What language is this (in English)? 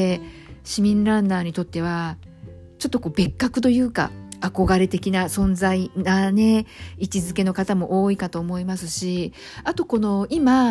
Japanese